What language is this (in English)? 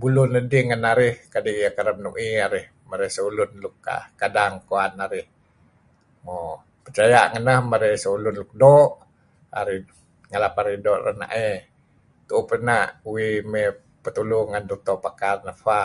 Kelabit